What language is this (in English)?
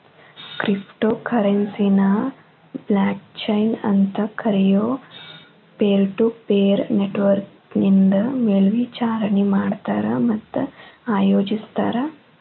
Kannada